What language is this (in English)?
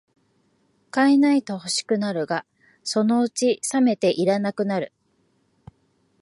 Japanese